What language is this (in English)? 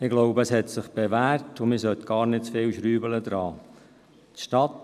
Swiss German